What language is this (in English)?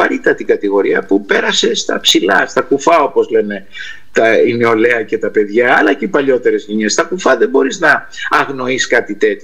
Greek